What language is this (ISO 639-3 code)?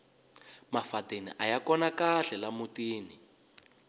tso